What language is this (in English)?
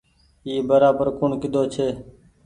Goaria